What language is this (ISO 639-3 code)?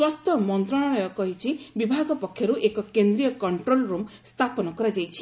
ori